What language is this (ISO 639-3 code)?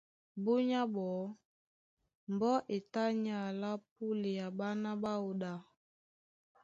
dua